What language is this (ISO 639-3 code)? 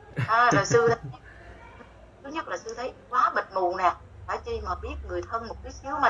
vie